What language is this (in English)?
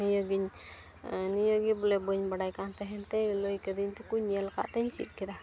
Santali